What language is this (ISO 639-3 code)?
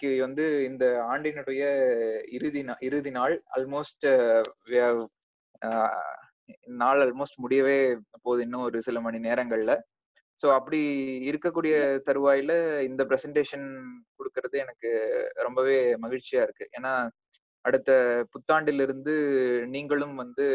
tam